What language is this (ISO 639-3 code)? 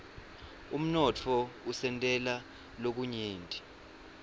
ssw